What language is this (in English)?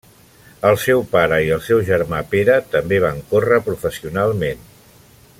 Catalan